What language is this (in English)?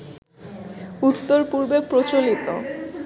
Bangla